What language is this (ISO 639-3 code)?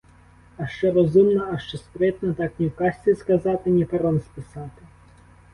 ukr